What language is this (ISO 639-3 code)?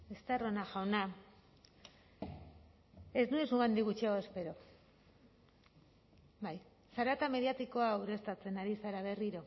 eus